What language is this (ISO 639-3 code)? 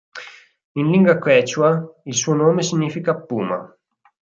ita